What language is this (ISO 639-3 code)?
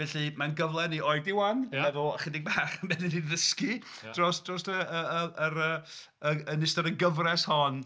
cym